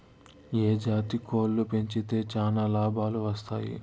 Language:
Telugu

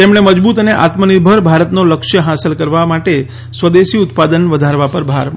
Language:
Gujarati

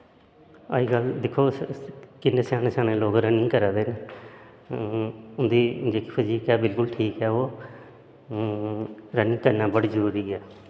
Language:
Dogri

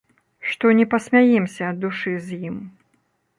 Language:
Belarusian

